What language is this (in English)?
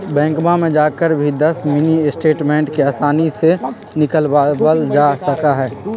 Magahi